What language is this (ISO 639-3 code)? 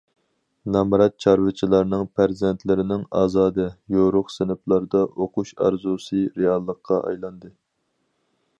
uig